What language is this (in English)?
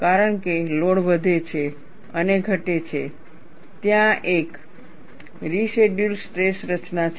Gujarati